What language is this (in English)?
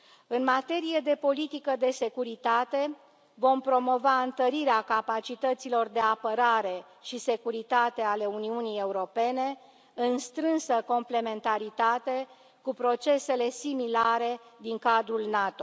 Romanian